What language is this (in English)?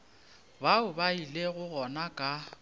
Northern Sotho